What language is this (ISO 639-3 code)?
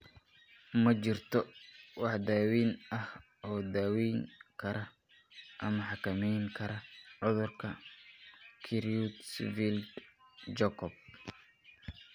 som